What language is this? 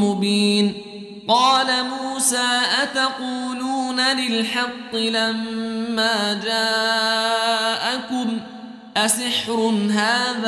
Arabic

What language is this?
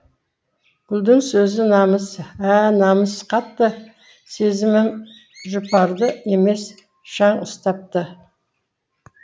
Kazakh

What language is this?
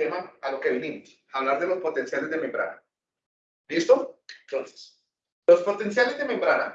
Spanish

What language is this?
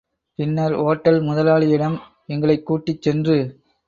Tamil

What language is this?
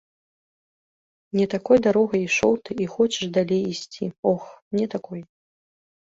Belarusian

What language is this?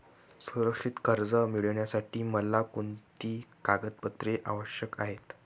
Marathi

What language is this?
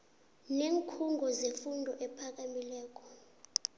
South Ndebele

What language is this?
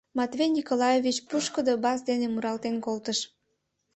Mari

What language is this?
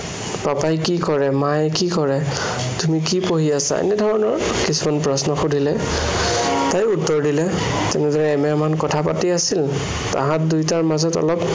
Assamese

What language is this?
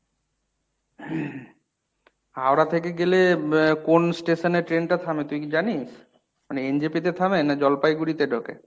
Bangla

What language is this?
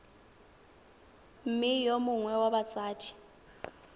Tswana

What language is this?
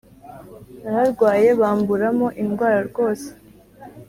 Kinyarwanda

